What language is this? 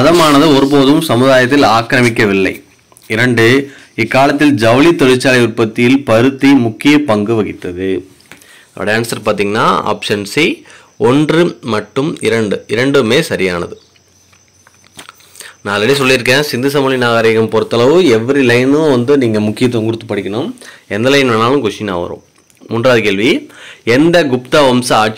Tamil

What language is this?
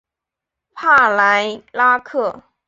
Chinese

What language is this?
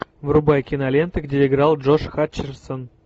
Russian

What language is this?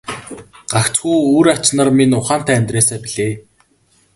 Mongolian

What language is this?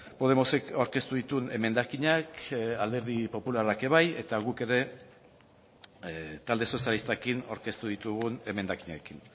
Basque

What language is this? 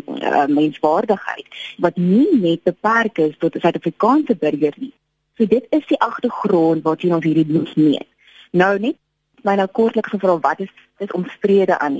Dutch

